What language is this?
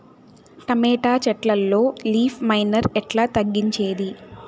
Telugu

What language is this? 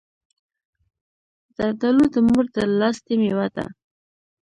Pashto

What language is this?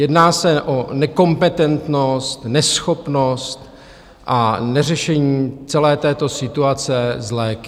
Czech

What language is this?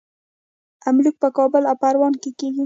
Pashto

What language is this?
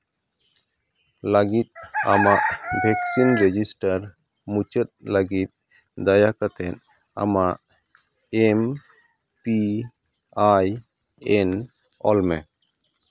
Santali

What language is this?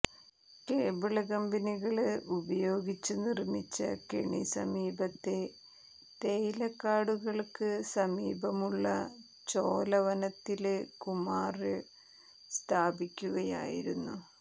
Malayalam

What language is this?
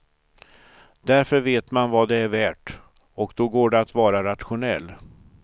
Swedish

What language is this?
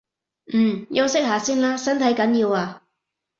Cantonese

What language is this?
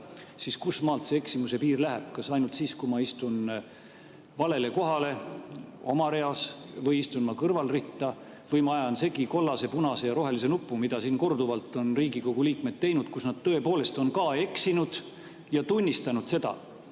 Estonian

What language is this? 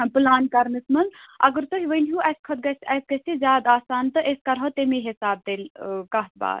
Kashmiri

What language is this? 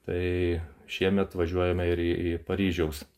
Lithuanian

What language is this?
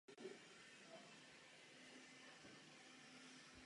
Czech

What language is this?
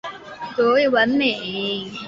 Chinese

